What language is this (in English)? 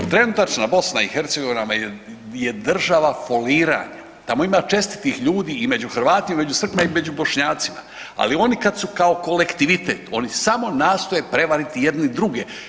Croatian